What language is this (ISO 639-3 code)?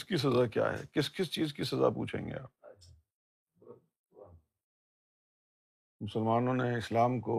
urd